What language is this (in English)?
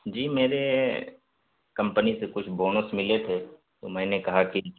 Urdu